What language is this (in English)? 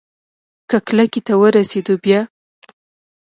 Pashto